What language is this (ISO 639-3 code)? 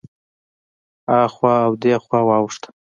pus